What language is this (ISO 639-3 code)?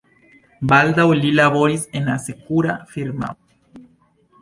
epo